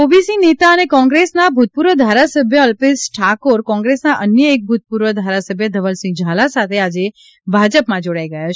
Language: Gujarati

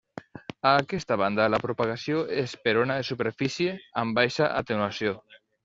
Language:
Catalan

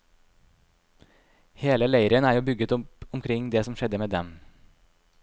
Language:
Norwegian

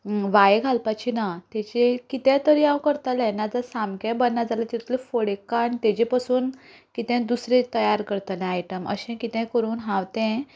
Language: Konkani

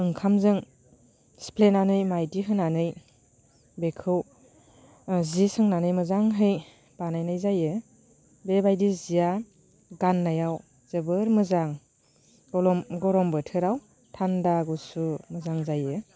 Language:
Bodo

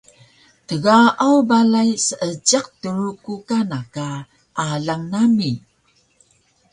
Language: Taroko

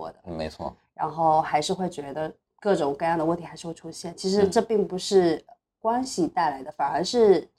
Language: Chinese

